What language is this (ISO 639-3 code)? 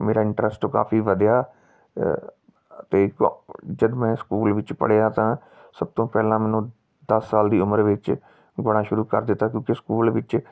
pan